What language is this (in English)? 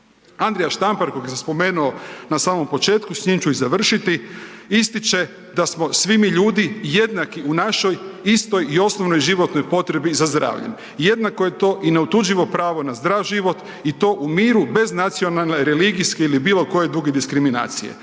Croatian